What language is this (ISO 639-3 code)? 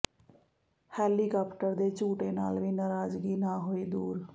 pan